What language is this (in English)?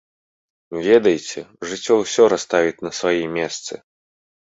Belarusian